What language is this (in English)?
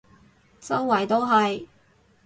Cantonese